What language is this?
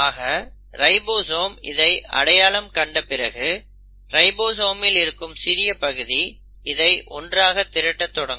Tamil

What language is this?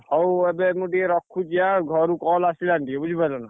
Odia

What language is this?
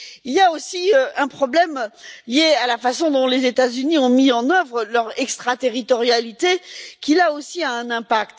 French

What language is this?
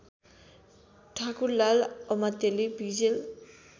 Nepali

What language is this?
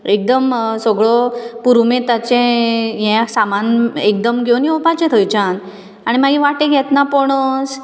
Konkani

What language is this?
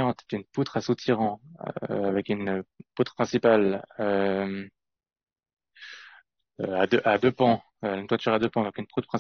French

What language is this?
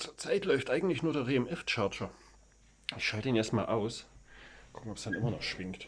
German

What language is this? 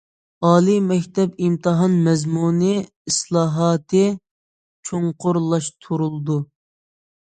Uyghur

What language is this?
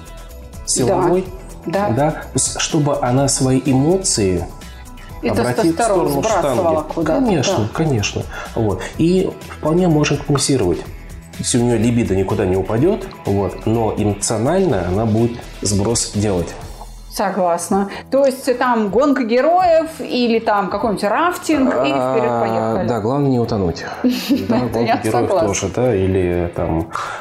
Russian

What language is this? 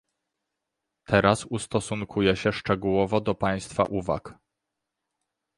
Polish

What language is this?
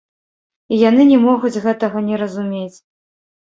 Belarusian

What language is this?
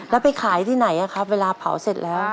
Thai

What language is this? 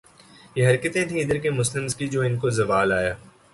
Urdu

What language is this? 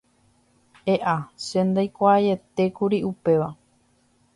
Guarani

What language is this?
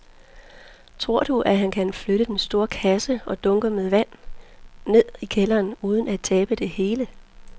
Danish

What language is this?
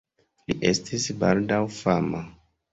Esperanto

